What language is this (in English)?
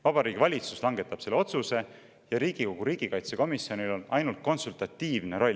Estonian